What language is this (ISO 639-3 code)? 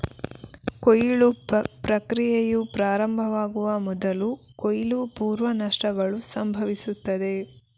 kan